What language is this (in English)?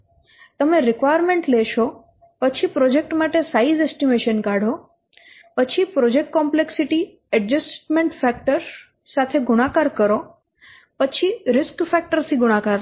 Gujarati